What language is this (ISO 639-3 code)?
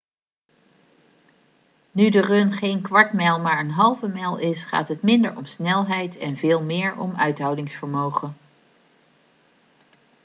nld